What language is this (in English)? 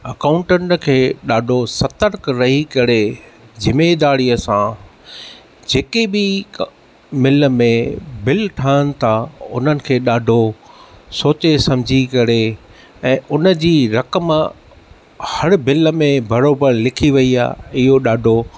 Sindhi